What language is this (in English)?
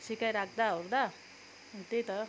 Nepali